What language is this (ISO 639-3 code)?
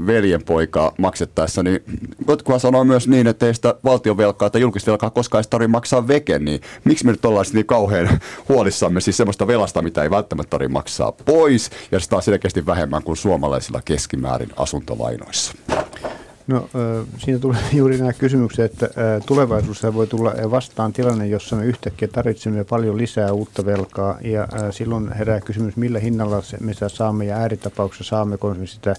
fin